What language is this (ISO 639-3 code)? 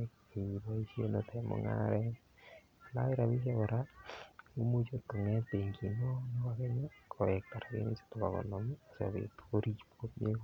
kln